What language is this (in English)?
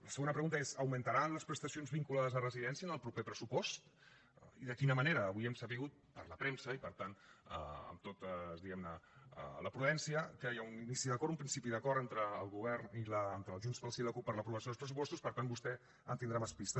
Catalan